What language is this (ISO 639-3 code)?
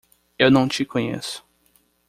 por